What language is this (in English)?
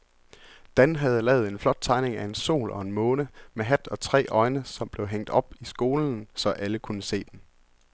Danish